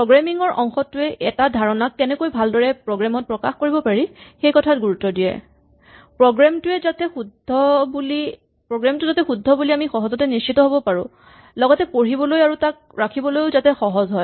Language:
Assamese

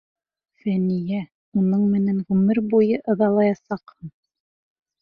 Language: Bashkir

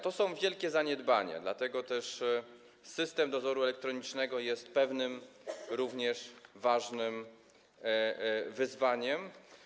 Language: Polish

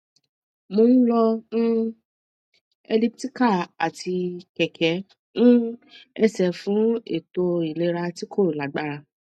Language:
Yoruba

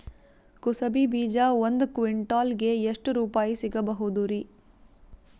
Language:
Kannada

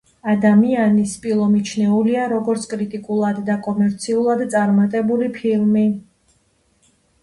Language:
Georgian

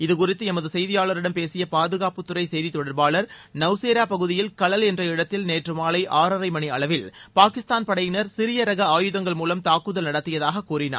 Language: Tamil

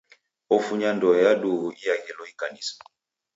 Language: Taita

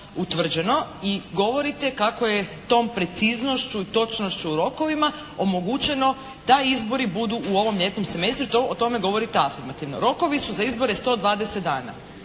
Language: Croatian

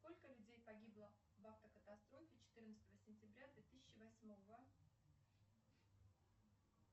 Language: Russian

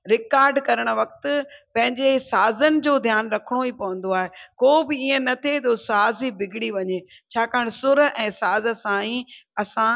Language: Sindhi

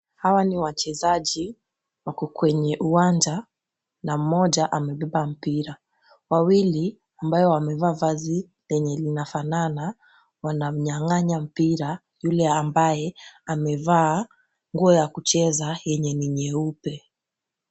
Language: Swahili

